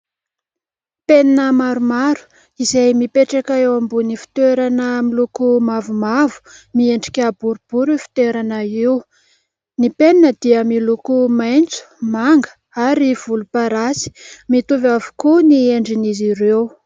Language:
Malagasy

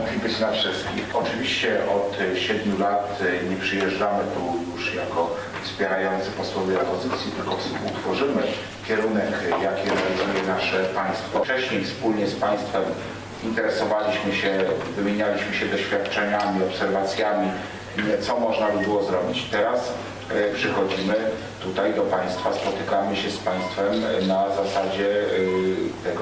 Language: Polish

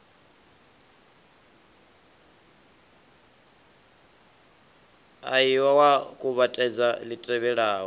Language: Venda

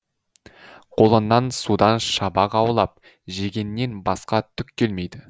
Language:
Kazakh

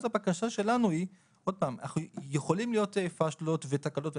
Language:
Hebrew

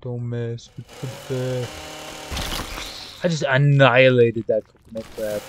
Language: English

